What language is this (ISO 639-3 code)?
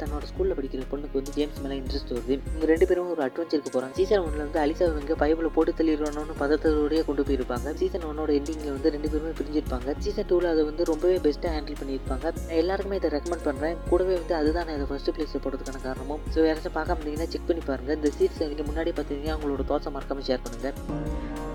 mal